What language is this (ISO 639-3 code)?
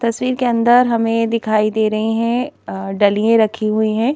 hin